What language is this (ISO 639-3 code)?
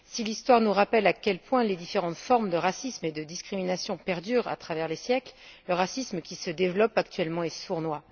fra